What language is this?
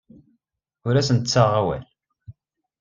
Kabyle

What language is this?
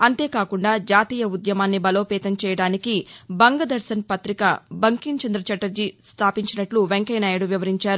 Telugu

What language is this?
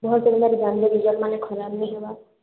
Odia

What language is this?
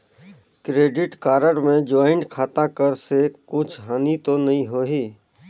Chhattisgarhi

